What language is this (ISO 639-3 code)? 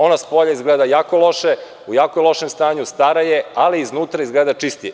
srp